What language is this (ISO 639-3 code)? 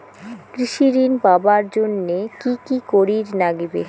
ben